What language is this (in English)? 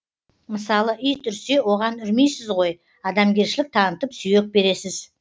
Kazakh